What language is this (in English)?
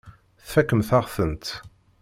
Kabyle